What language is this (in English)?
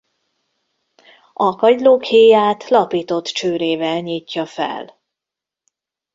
Hungarian